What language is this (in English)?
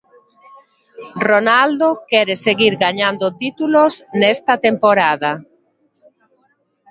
Galician